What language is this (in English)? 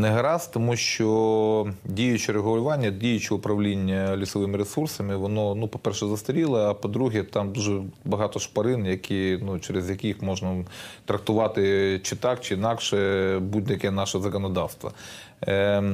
Ukrainian